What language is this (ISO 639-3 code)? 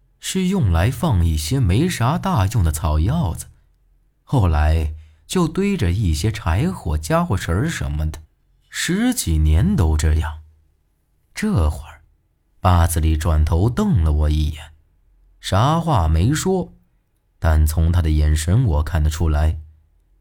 zho